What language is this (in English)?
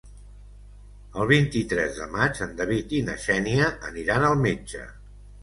Catalan